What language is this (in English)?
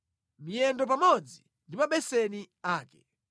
Nyanja